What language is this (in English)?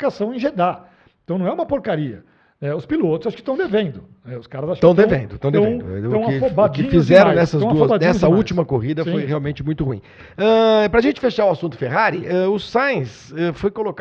Portuguese